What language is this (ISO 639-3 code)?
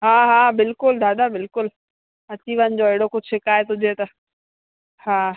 snd